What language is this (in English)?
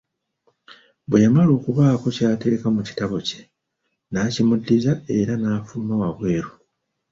Ganda